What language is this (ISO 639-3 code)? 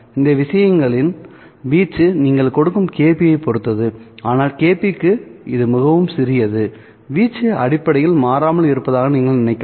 tam